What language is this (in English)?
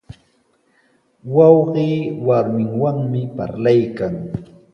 Sihuas Ancash Quechua